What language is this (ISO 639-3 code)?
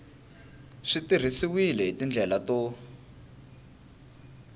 tso